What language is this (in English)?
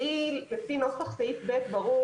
Hebrew